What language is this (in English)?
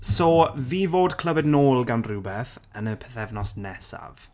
Welsh